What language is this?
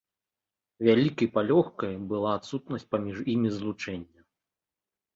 Belarusian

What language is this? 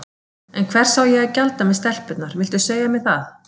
Icelandic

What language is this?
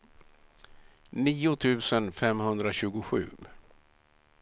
Swedish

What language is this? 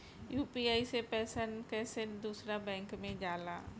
Bhojpuri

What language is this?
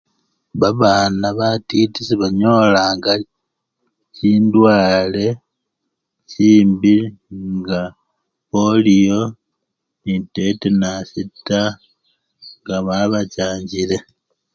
Luyia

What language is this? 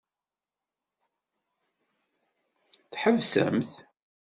Kabyle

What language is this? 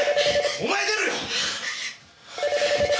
Japanese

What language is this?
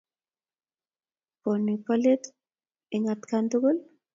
Kalenjin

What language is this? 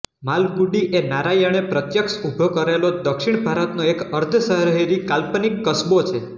Gujarati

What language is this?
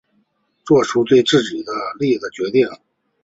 Chinese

